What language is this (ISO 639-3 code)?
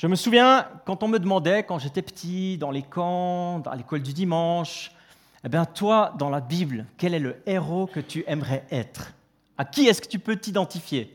fra